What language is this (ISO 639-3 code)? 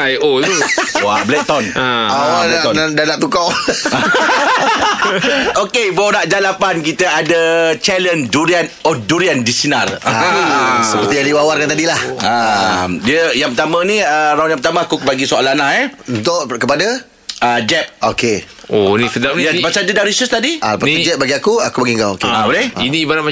msa